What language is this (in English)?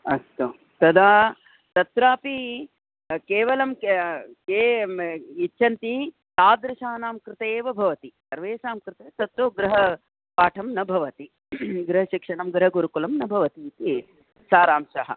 Sanskrit